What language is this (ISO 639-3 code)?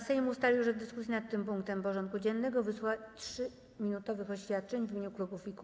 pol